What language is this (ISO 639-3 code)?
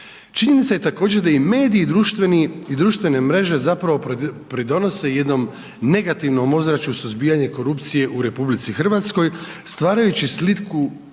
hrv